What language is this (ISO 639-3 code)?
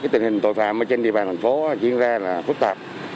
vie